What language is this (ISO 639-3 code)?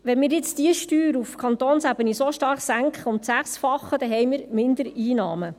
gsw